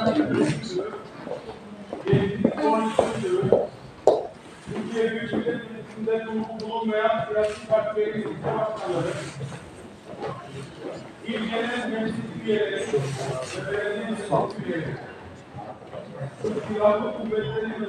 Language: Turkish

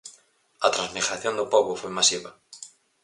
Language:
Galician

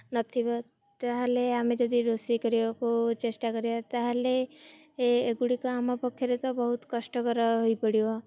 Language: Odia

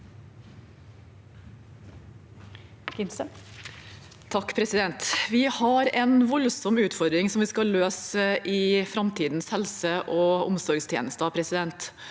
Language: Norwegian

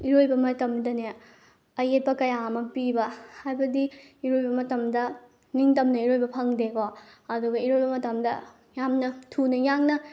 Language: Manipuri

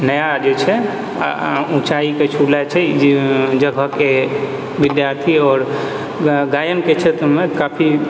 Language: Maithili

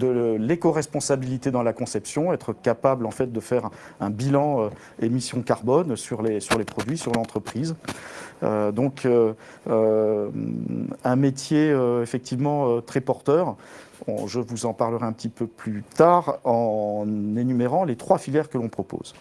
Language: French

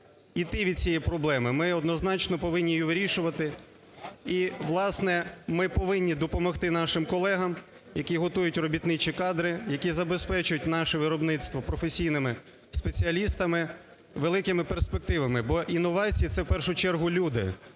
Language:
Ukrainian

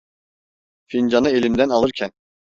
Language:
Turkish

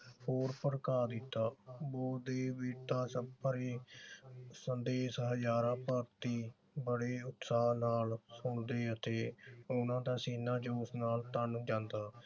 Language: Punjabi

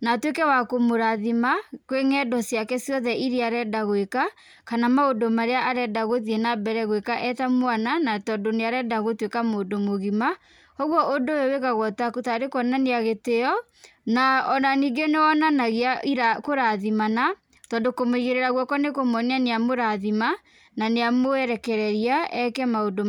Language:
Kikuyu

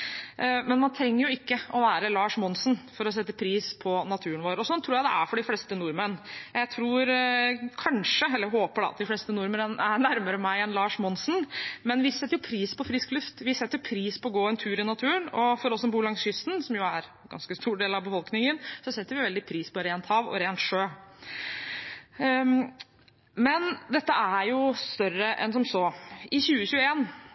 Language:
Norwegian Bokmål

